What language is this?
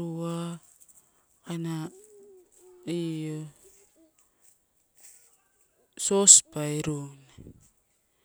Torau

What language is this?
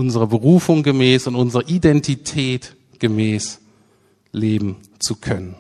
German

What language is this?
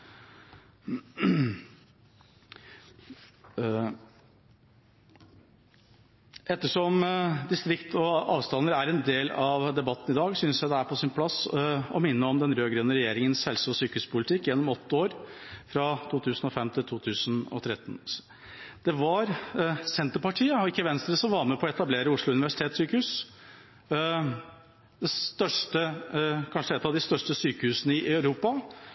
Norwegian Bokmål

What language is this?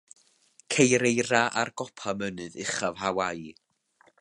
Welsh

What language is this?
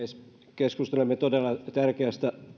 Finnish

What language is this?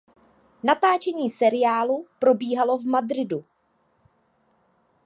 Czech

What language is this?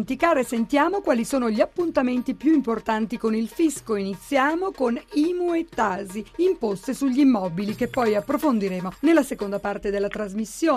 Italian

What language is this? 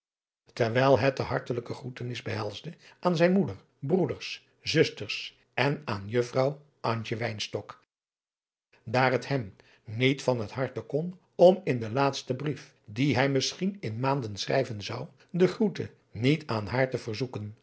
Dutch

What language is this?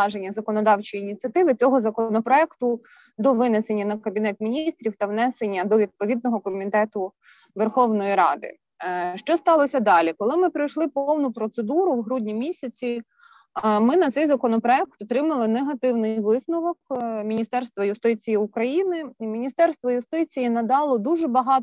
Ukrainian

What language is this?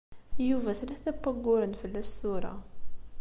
Kabyle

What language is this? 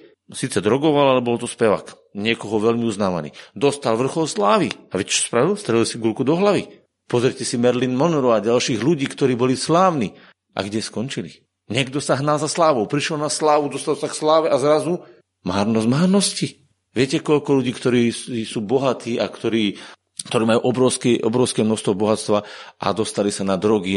Slovak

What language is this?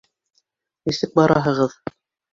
Bashkir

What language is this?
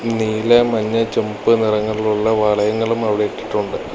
Malayalam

